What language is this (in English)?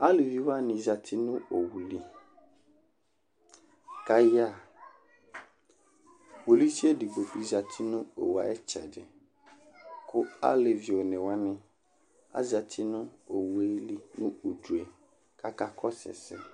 Ikposo